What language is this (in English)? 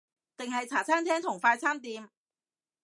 Cantonese